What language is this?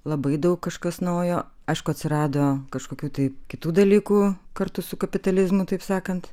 Lithuanian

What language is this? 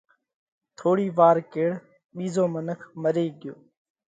Parkari Koli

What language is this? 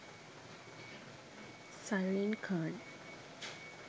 Sinhala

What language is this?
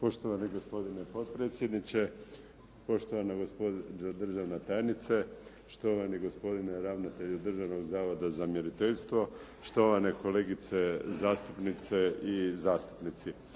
Croatian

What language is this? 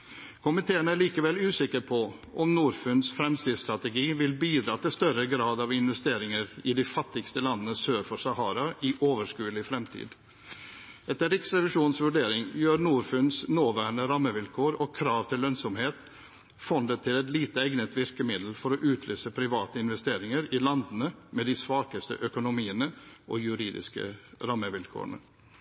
Norwegian Bokmål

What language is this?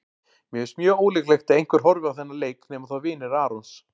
Icelandic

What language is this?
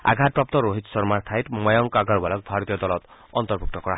Assamese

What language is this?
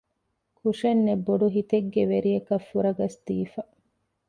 Divehi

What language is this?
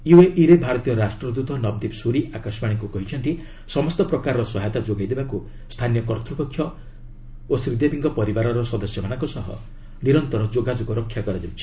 Odia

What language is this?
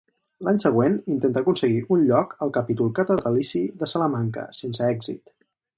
Catalan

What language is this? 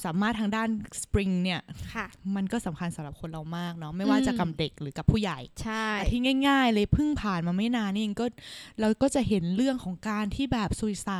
Thai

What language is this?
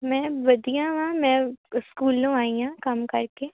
Punjabi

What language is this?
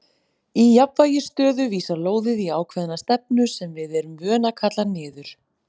Icelandic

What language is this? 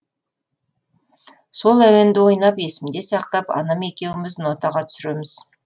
Kazakh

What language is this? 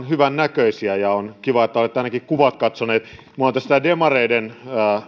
Finnish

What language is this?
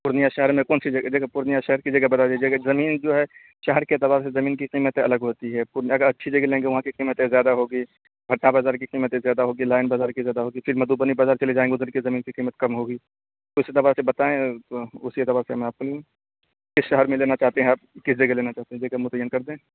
Urdu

